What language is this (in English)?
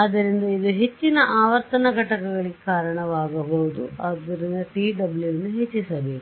Kannada